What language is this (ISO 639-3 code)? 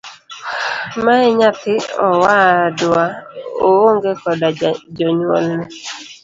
luo